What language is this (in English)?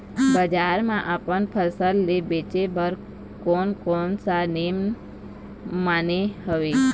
Chhattisgarhi